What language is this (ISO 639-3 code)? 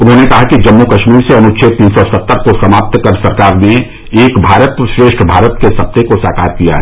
hin